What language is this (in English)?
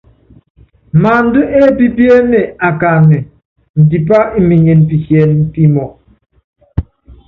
Yangben